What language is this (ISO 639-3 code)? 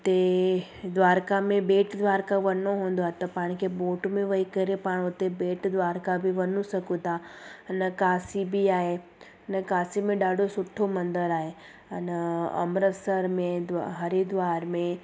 snd